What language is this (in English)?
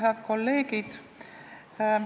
Estonian